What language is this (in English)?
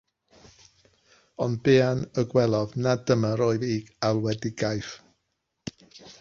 Welsh